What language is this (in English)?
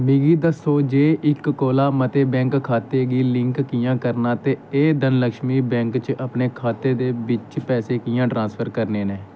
Dogri